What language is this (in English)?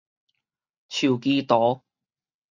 Min Nan Chinese